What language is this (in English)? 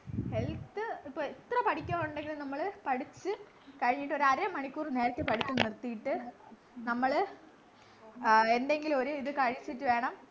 Malayalam